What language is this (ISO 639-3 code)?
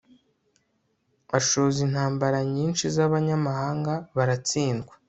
kin